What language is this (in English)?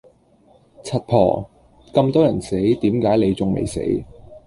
Cantonese